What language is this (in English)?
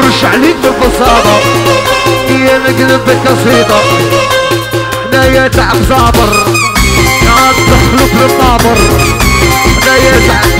Arabic